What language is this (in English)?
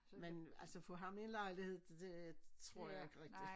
Danish